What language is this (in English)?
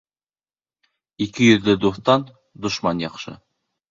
Bashkir